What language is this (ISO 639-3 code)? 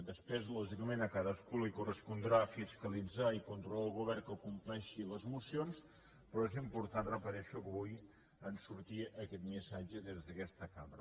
cat